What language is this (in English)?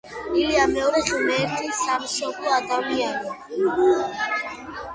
Georgian